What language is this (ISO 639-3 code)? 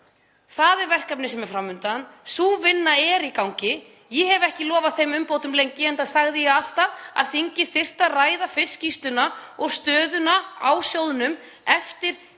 isl